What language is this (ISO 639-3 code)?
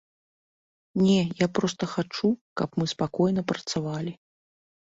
bel